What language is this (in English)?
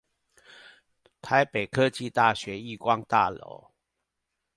Chinese